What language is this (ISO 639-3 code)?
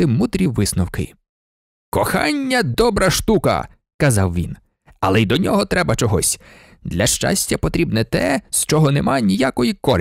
ukr